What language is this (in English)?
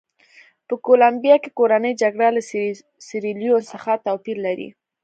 Pashto